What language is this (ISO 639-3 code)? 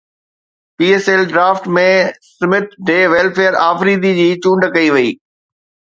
snd